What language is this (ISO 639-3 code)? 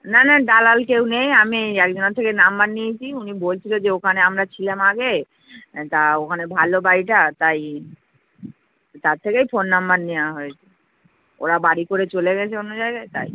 ben